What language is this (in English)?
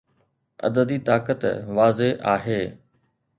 Sindhi